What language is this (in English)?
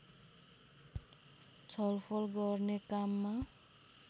Nepali